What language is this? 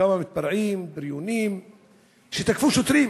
Hebrew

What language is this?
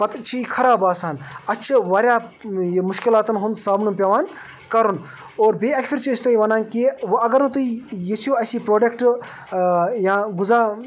Kashmiri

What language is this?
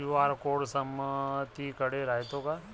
Marathi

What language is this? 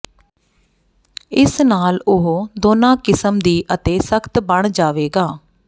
Punjabi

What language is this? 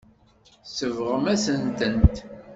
Kabyle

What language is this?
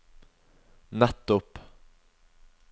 Norwegian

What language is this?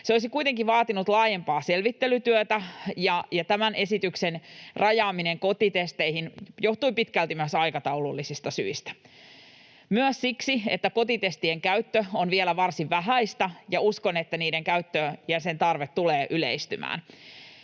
Finnish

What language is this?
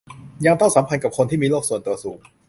Thai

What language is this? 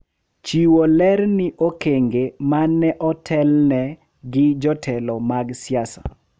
Luo (Kenya and Tanzania)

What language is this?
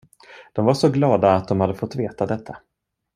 Swedish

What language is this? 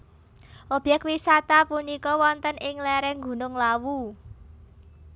Javanese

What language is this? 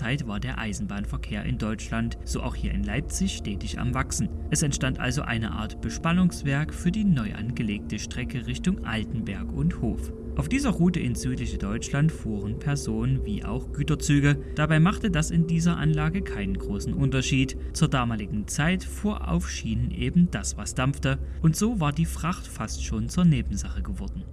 German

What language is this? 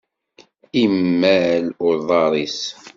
Kabyle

